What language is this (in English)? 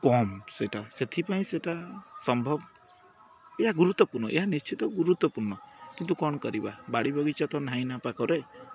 Odia